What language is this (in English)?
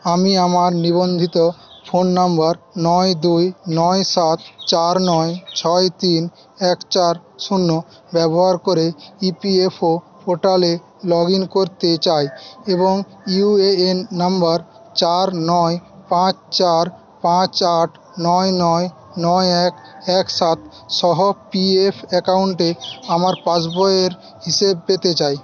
Bangla